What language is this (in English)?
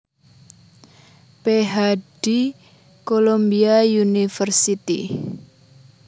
Javanese